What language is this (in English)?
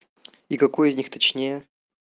Russian